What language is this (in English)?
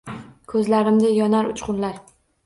Uzbek